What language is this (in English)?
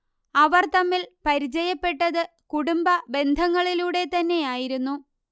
Malayalam